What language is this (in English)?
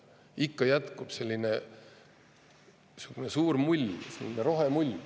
Estonian